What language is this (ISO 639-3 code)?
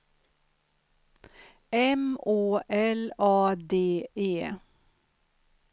swe